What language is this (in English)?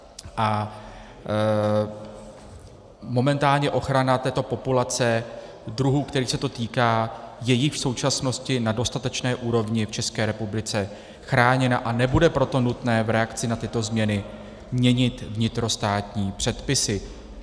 Czech